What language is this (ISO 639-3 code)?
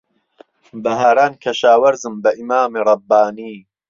ckb